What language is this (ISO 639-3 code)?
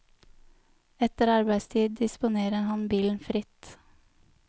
nor